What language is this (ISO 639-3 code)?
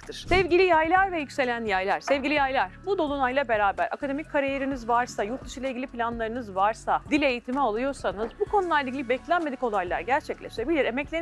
tur